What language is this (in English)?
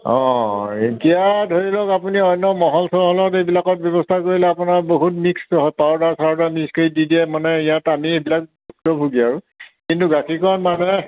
Assamese